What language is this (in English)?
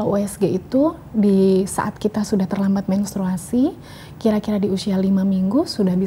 Indonesian